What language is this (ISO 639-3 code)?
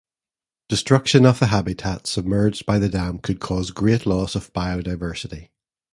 eng